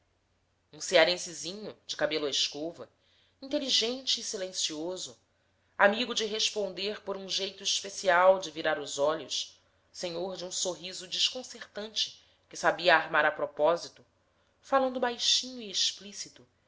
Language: Portuguese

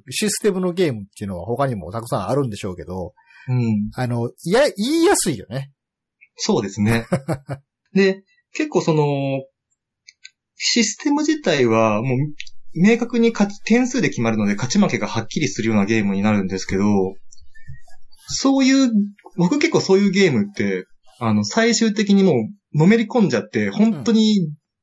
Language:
Japanese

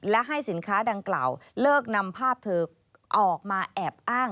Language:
Thai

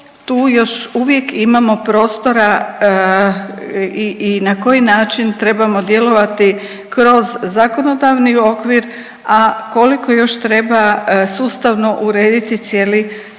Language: Croatian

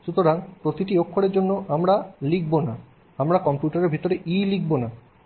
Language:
Bangla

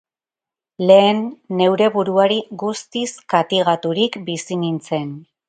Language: Basque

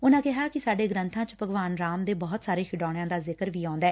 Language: Punjabi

